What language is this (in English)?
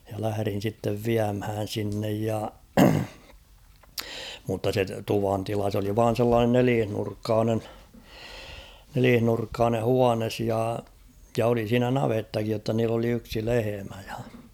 Finnish